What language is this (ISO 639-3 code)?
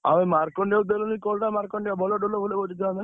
ori